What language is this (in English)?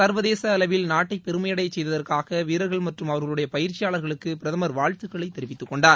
Tamil